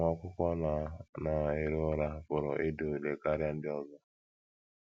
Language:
Igbo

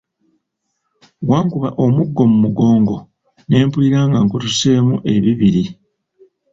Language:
Ganda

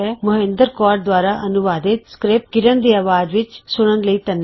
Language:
Punjabi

